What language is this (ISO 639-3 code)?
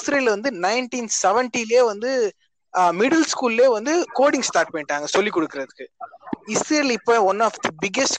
tam